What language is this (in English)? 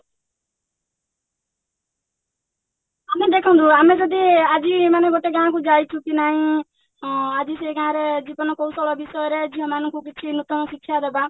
Odia